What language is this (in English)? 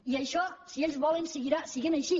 Catalan